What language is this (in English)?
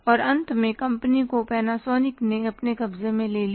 Hindi